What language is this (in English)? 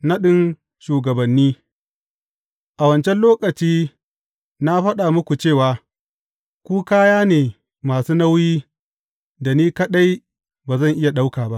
Hausa